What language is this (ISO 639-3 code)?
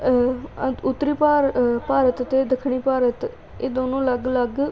pan